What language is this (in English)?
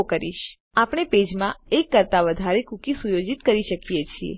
Gujarati